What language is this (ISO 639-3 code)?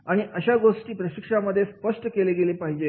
mar